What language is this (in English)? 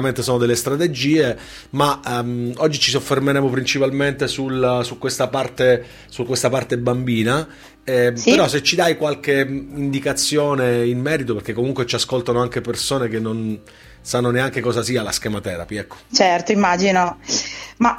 Italian